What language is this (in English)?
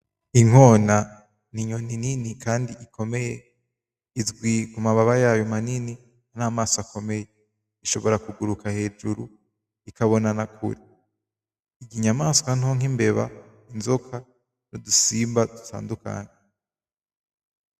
Rundi